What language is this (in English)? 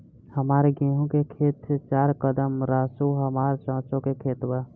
Bhojpuri